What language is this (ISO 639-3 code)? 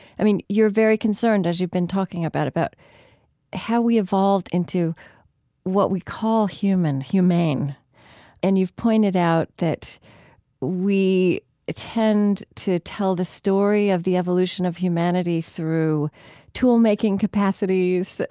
eng